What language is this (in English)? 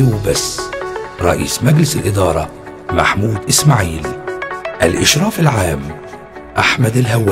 Arabic